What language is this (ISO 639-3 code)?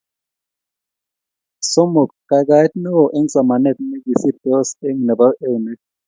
kln